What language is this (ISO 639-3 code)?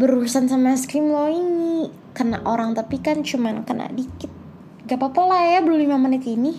ind